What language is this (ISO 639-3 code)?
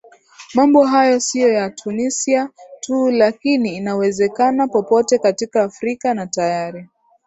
swa